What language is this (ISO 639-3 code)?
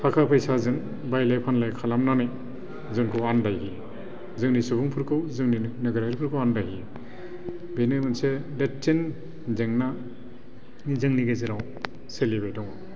brx